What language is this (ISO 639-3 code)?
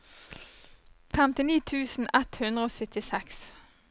nor